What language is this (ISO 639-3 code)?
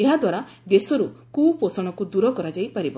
ori